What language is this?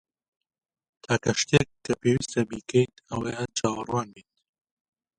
Central Kurdish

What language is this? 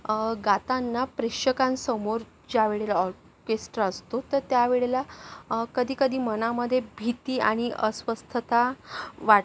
Marathi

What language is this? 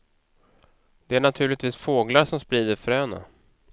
Swedish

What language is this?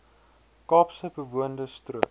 Afrikaans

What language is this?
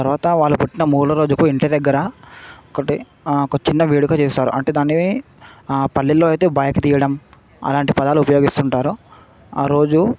Telugu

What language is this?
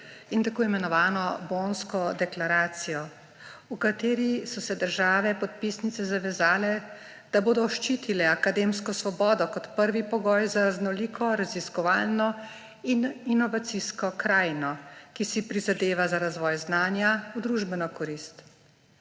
Slovenian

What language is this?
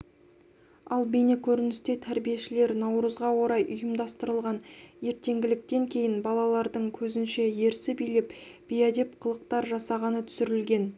Kazakh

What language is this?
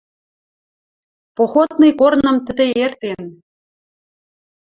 Western Mari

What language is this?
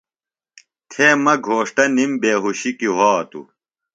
Phalura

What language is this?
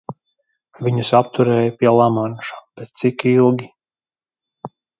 Latvian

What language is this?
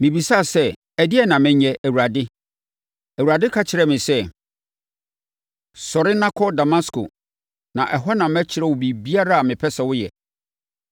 Akan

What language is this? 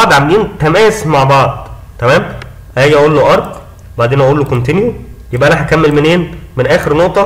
Arabic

